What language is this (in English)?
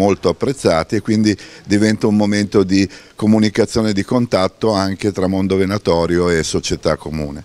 Italian